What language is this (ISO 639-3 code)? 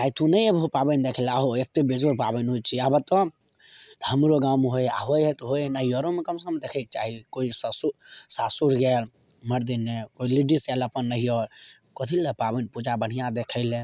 mai